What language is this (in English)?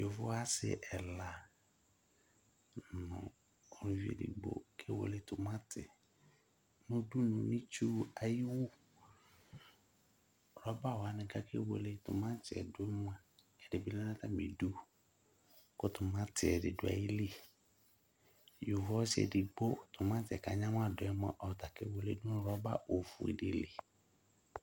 Ikposo